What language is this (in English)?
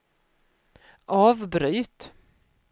Swedish